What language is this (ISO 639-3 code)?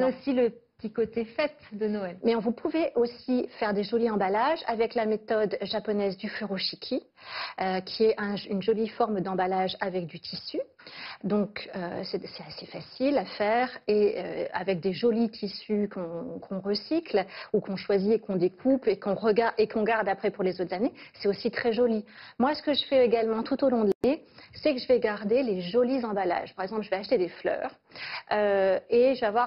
fra